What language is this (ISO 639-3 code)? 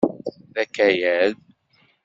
kab